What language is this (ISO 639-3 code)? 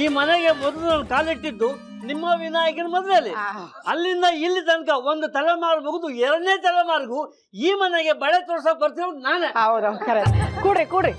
kan